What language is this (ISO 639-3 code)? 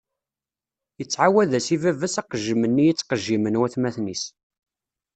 kab